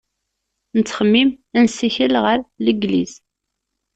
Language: Kabyle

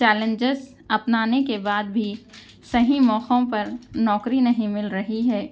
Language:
Urdu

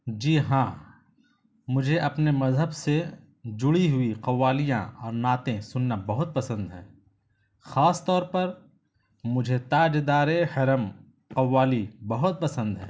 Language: Urdu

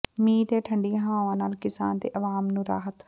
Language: Punjabi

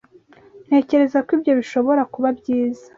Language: Kinyarwanda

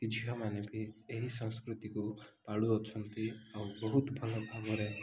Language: Odia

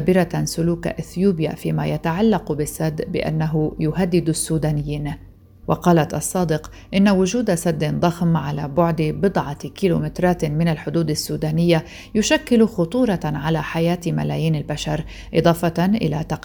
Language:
Arabic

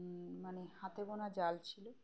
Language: Bangla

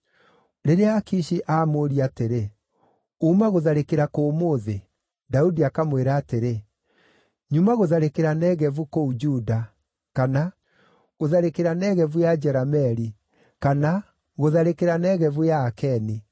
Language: Kikuyu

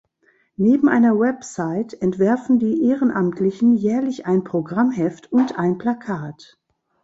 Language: German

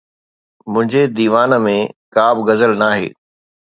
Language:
Sindhi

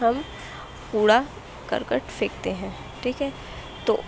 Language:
Urdu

